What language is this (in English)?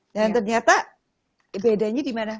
Indonesian